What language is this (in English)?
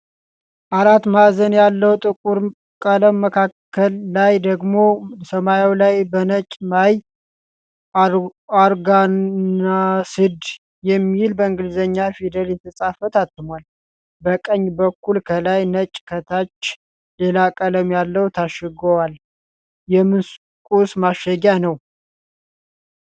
Amharic